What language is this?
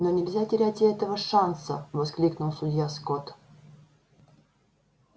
Russian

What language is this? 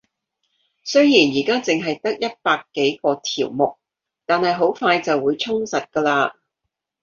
Cantonese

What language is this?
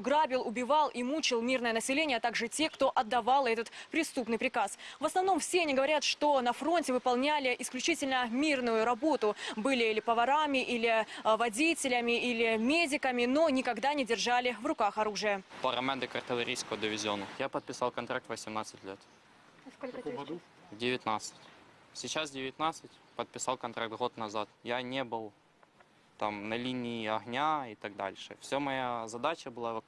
Russian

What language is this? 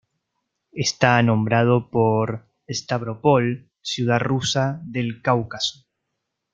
Spanish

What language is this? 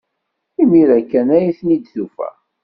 Kabyle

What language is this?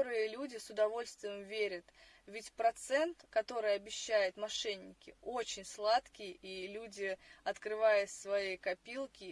Russian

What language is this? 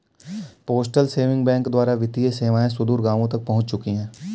Hindi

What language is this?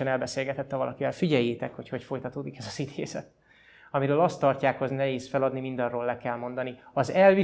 Hungarian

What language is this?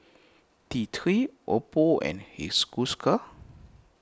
English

